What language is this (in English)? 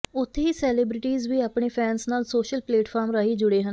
Punjabi